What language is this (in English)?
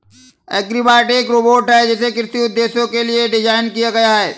Hindi